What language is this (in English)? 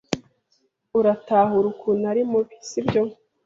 Kinyarwanda